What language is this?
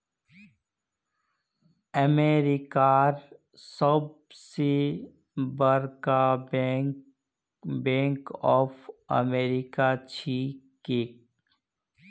Magahi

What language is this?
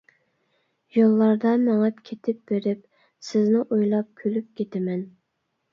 Uyghur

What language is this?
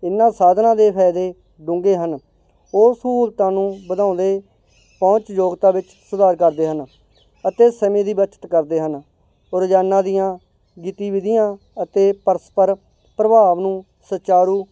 Punjabi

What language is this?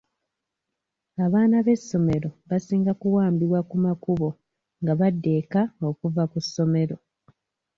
Ganda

